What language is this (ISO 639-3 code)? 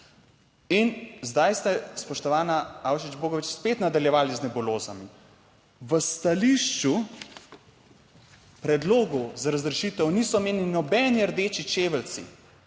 slv